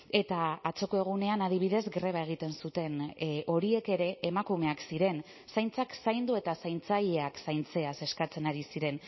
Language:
Basque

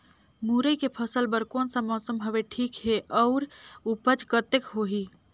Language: Chhattisgarhi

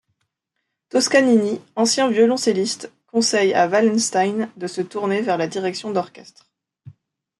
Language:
French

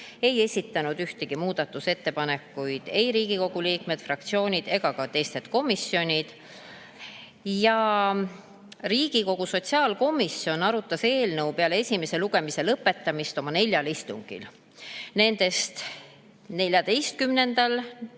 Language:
Estonian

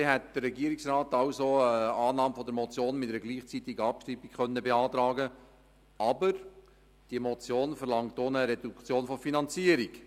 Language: Swiss German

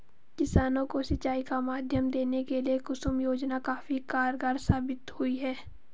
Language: Hindi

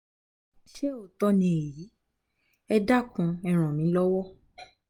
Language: Yoruba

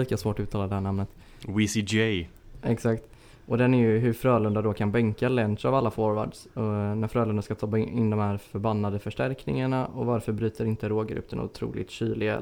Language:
Swedish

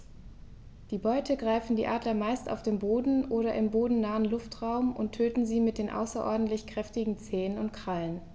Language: German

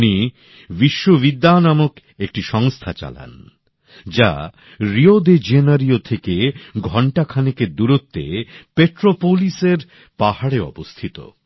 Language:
Bangla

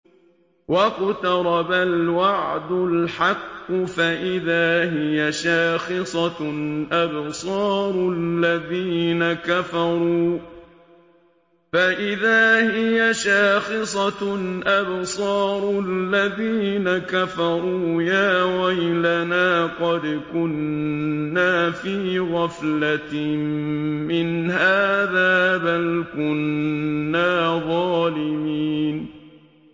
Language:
Arabic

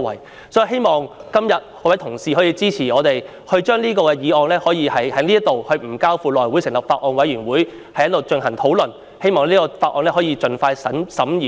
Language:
Cantonese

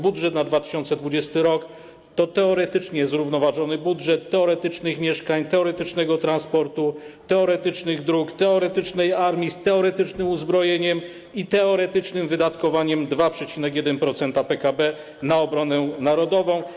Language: Polish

